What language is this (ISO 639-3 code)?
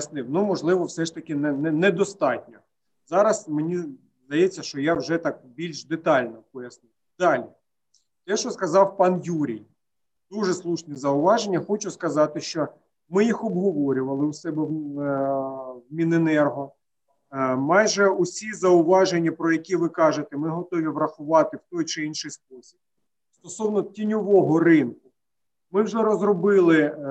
ukr